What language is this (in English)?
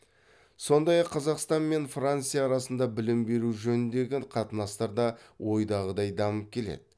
Kazakh